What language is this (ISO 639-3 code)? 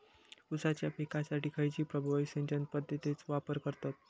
mar